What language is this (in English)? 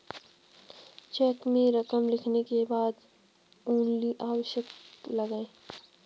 Hindi